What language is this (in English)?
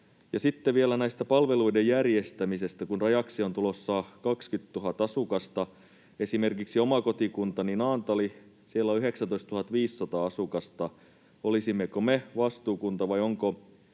Finnish